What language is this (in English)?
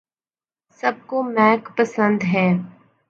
Urdu